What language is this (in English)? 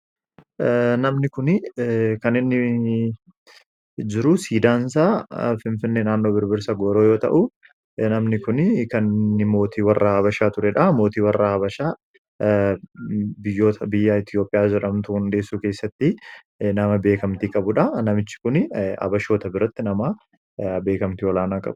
Oromo